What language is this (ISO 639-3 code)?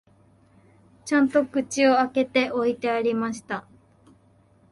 jpn